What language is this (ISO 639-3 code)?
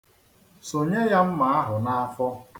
ibo